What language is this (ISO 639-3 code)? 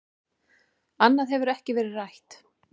isl